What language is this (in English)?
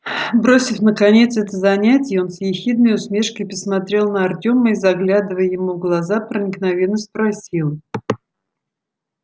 Russian